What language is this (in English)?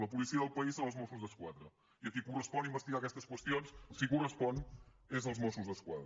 Catalan